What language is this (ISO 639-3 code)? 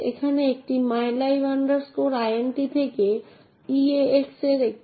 ben